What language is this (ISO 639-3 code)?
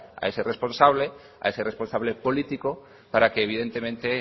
spa